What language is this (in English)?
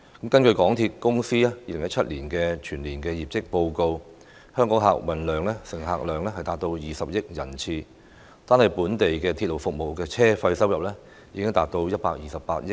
Cantonese